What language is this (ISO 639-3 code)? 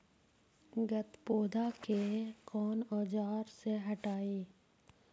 mag